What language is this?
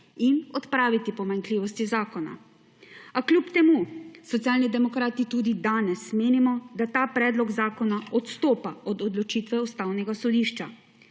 Slovenian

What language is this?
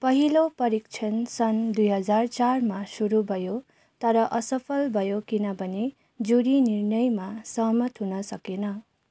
Nepali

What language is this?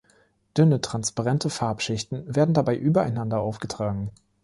German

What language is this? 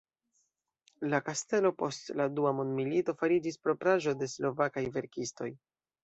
Esperanto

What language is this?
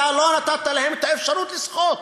Hebrew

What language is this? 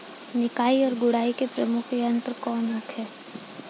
Bhojpuri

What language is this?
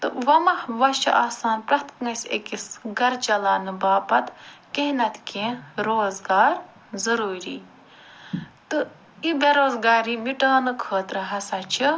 Kashmiri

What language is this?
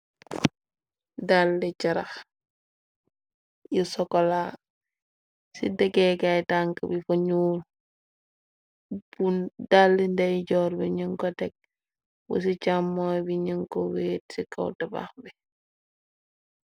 Wolof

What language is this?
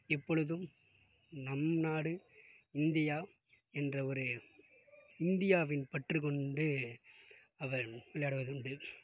Tamil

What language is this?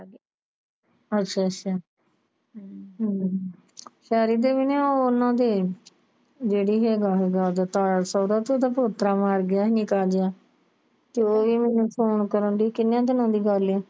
Punjabi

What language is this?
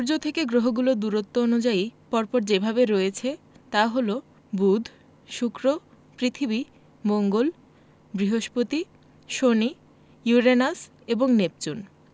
Bangla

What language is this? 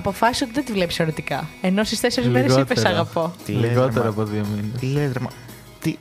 Greek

